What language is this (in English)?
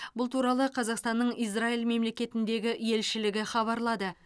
Kazakh